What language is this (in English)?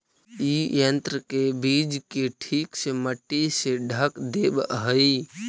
Magahi